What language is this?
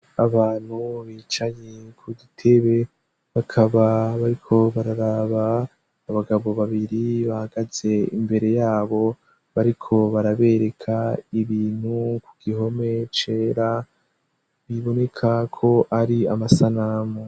Rundi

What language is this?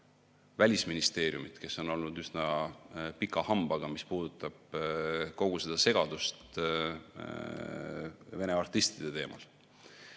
Estonian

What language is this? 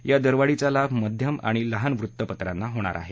Marathi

